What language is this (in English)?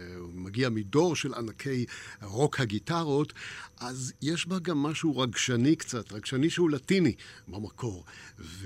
Hebrew